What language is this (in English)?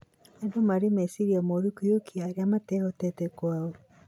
Kikuyu